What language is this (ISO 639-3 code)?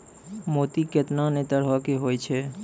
mai